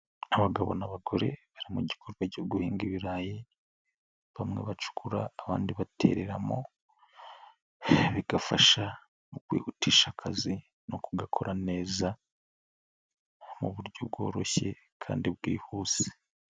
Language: Kinyarwanda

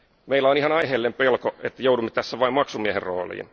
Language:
Finnish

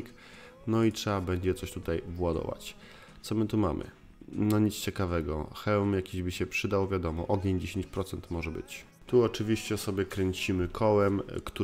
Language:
Polish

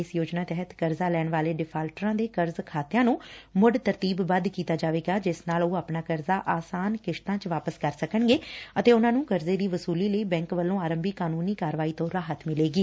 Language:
Punjabi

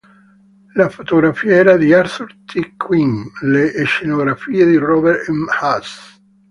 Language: Italian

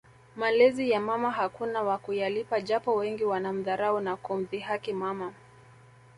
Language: Swahili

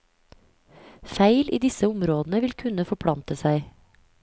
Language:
Norwegian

